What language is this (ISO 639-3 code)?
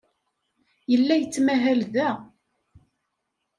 kab